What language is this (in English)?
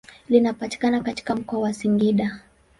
Swahili